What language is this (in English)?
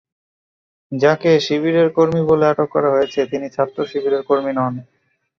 Bangla